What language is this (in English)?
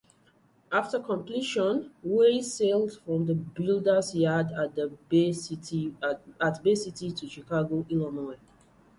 English